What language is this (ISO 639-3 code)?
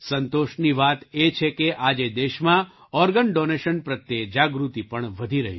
guj